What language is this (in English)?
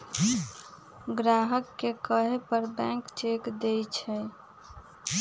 Magahi